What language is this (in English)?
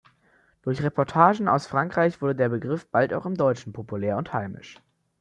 German